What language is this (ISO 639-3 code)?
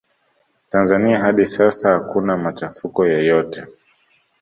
swa